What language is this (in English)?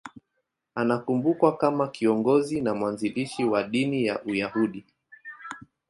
Swahili